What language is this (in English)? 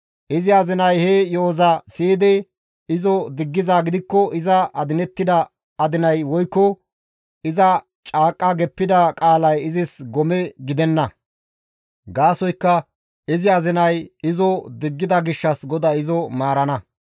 Gamo